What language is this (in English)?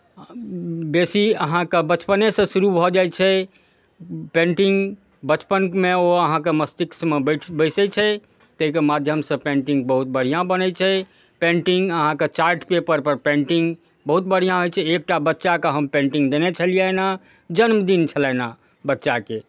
Maithili